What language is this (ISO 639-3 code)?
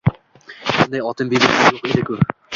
uzb